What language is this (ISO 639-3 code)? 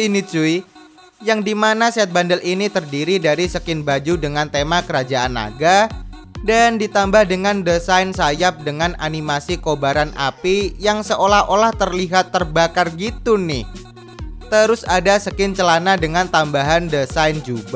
ind